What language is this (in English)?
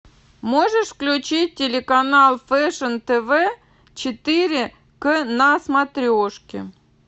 Russian